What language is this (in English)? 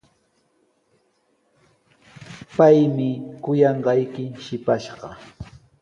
Sihuas Ancash Quechua